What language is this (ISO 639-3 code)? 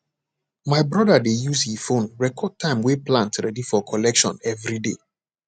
pcm